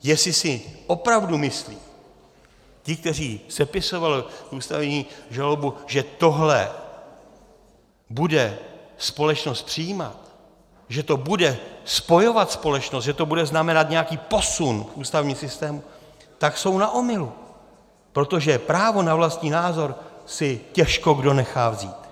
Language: Czech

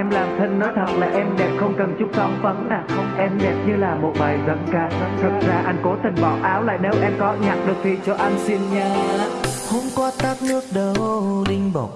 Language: Vietnamese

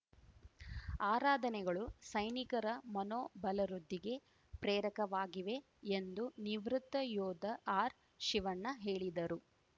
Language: Kannada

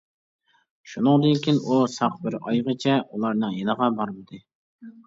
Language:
Uyghur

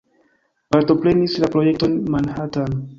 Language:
Esperanto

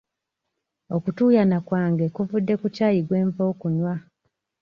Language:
Ganda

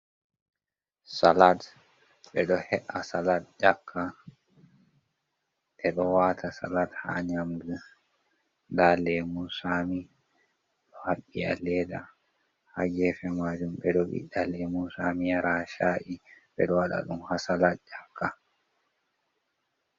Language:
Fula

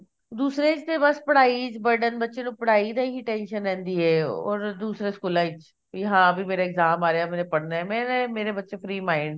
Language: Punjabi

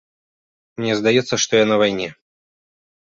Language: Belarusian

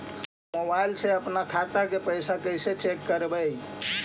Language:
Magahi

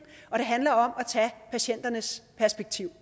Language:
Danish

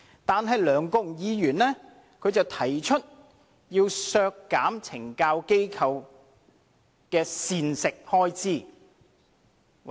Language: Cantonese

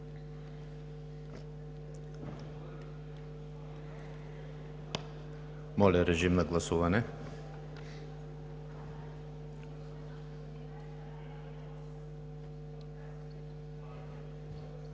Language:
Bulgarian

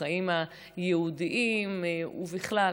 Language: Hebrew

